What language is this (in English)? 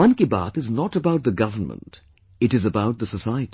English